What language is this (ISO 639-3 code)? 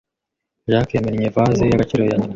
kin